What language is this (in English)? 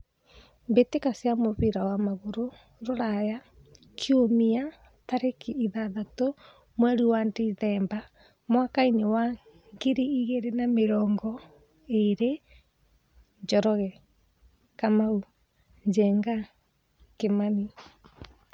Kikuyu